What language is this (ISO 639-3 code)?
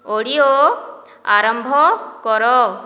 ori